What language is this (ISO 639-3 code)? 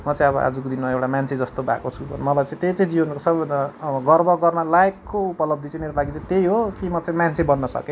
nep